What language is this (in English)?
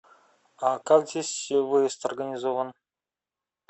Russian